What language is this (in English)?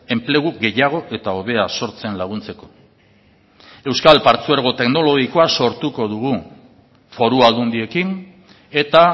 Basque